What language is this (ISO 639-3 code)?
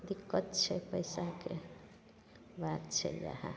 mai